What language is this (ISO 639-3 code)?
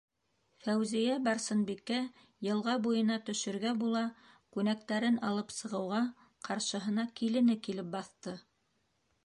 bak